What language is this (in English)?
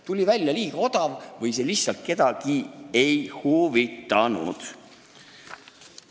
Estonian